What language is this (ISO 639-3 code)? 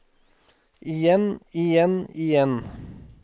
nor